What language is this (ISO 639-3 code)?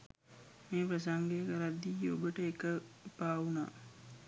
sin